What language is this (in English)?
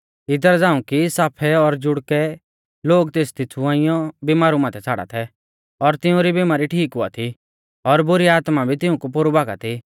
Mahasu Pahari